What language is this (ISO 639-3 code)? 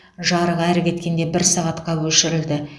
kaz